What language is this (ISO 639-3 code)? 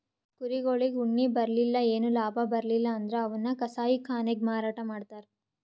kan